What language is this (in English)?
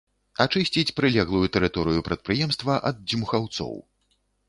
Belarusian